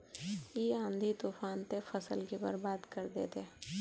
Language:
Magahi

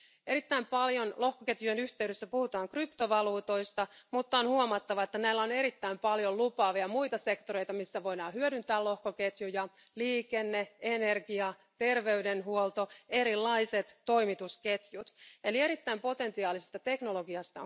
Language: Finnish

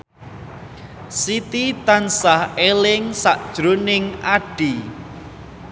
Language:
Javanese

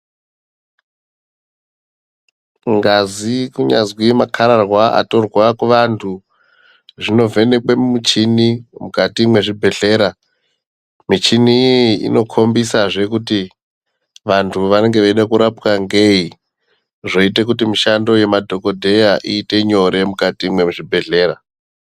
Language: Ndau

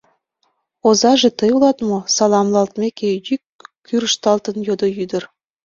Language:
Mari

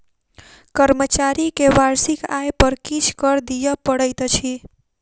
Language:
Maithili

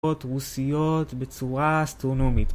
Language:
Hebrew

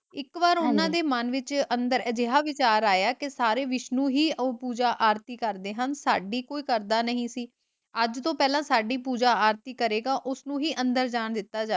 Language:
Punjabi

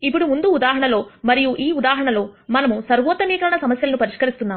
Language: Telugu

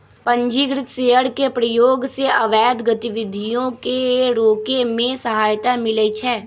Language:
Magahi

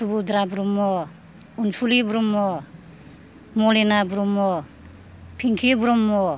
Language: Bodo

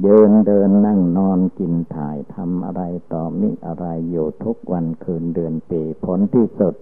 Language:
Thai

